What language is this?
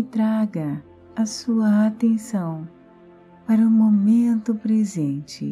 Portuguese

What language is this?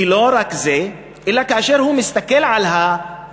Hebrew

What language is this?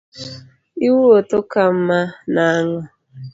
Luo (Kenya and Tanzania)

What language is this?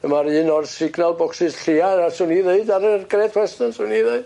Welsh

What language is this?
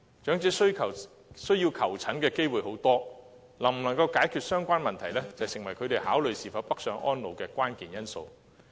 Cantonese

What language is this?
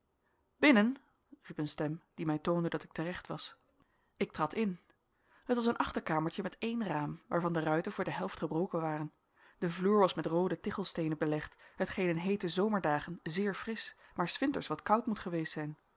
Dutch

